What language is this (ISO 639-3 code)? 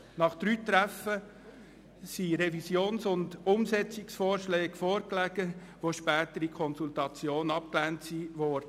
gsw